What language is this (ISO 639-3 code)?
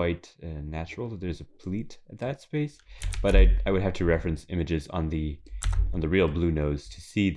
eng